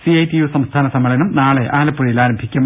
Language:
Malayalam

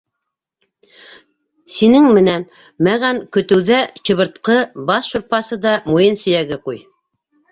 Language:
Bashkir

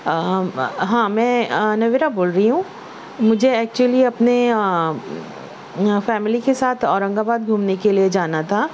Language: Urdu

